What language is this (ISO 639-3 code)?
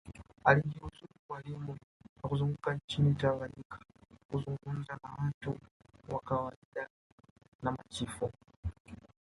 swa